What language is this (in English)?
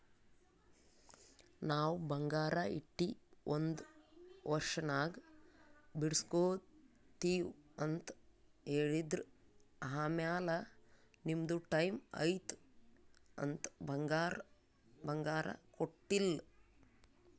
Kannada